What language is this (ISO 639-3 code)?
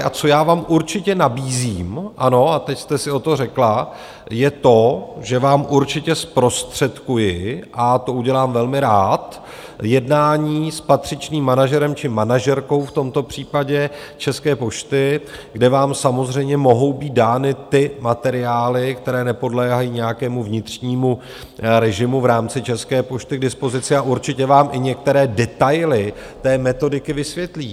ces